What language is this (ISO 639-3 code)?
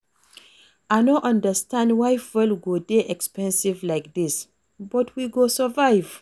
pcm